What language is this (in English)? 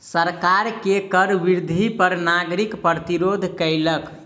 Maithili